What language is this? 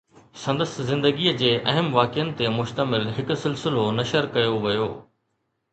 Sindhi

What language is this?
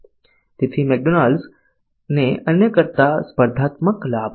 Gujarati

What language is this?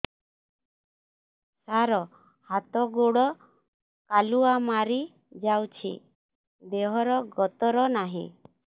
Odia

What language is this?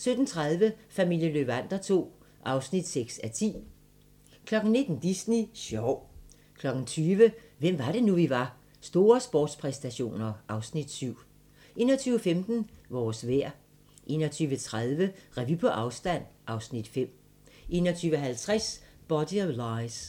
Danish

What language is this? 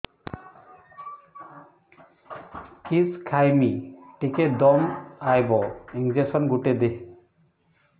Odia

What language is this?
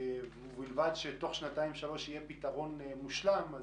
Hebrew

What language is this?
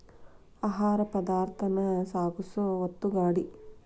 Kannada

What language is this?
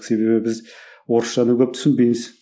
Kazakh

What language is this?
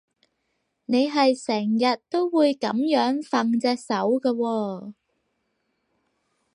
Cantonese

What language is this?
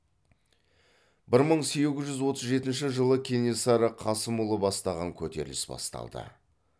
Kazakh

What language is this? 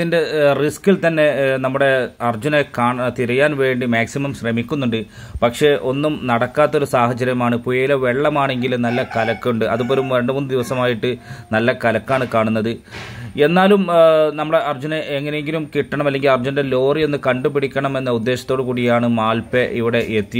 Malayalam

